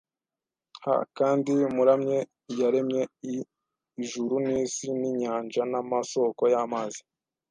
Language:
Kinyarwanda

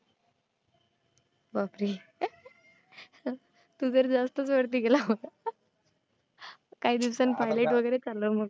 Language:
Marathi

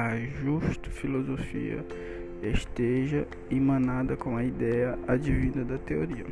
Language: Portuguese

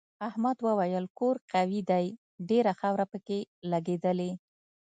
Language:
Pashto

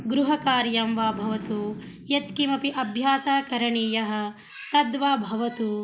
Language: Sanskrit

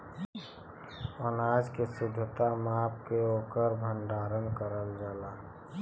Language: Bhojpuri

